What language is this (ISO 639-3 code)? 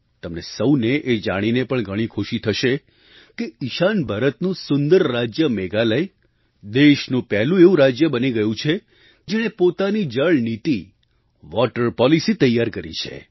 guj